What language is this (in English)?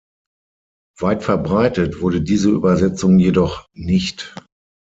German